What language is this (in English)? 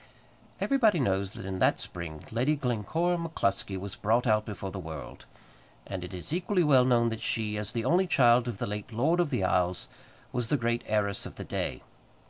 English